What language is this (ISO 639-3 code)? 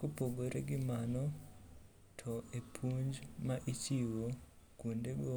luo